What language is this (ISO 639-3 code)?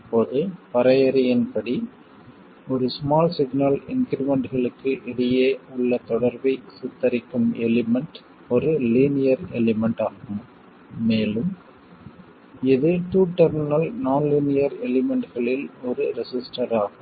tam